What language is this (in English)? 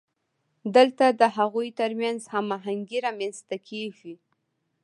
Pashto